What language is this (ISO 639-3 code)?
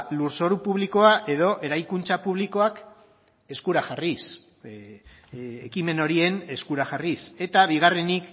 eus